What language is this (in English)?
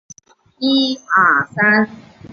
Chinese